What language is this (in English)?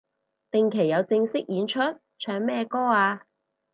Cantonese